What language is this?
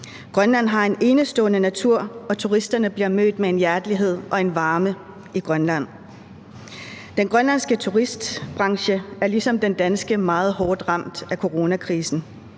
Danish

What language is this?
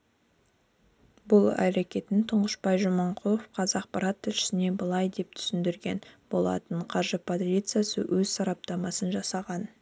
Kazakh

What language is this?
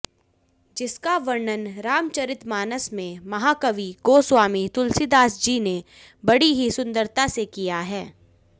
Hindi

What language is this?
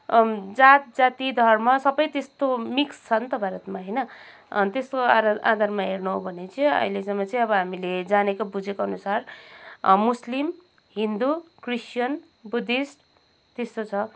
Nepali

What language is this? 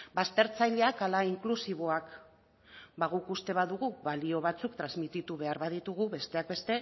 Basque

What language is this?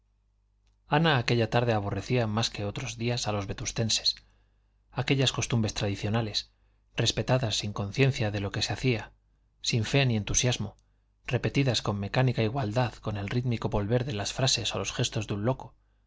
Spanish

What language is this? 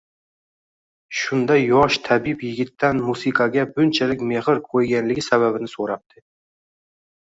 Uzbek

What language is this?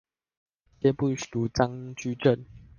Chinese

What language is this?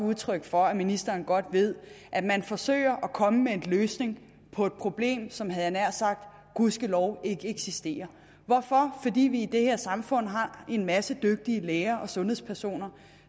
Danish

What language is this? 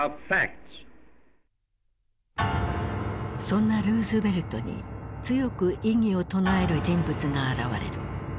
Japanese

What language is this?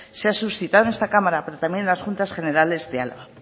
Spanish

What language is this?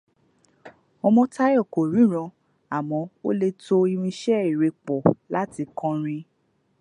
Yoruba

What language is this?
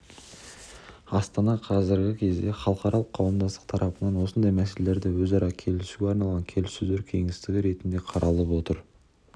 Kazakh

